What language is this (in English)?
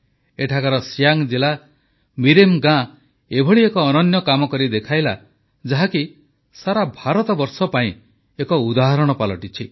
Odia